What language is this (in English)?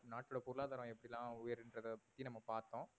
Tamil